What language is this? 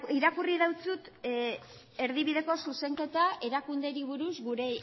Basque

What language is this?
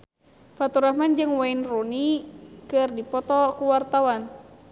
Sundanese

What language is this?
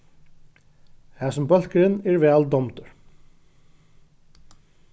Faroese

